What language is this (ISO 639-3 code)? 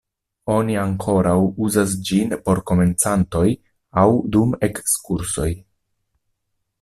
epo